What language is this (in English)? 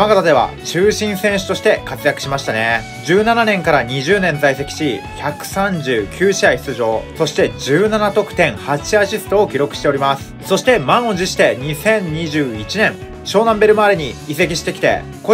Japanese